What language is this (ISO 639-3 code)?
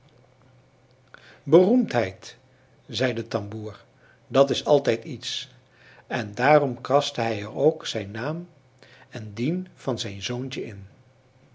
nld